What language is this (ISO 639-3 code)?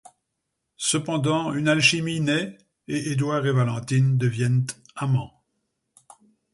fra